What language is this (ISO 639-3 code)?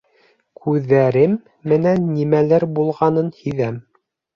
bak